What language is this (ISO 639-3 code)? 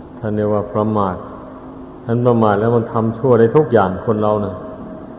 tha